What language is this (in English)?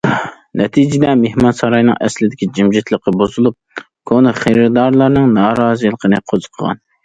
Uyghur